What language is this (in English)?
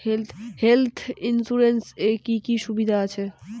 Bangla